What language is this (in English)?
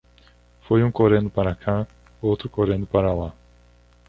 Portuguese